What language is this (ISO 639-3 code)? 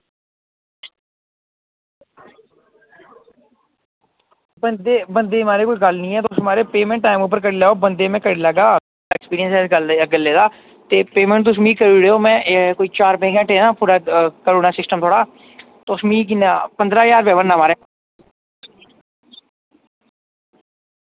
doi